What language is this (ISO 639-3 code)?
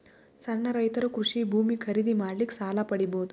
kan